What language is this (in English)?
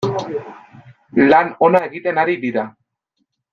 Basque